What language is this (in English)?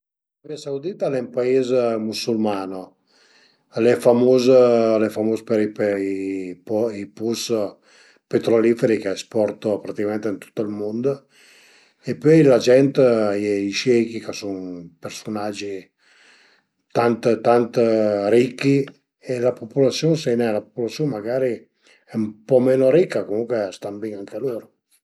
Piedmontese